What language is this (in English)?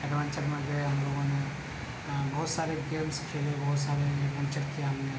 Urdu